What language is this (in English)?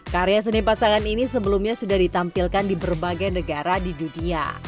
Indonesian